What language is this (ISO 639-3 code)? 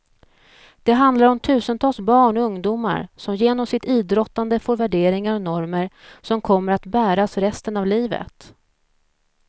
swe